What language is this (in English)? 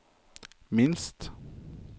Norwegian